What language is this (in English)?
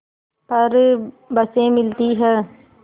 Hindi